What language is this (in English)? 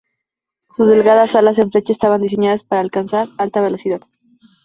Spanish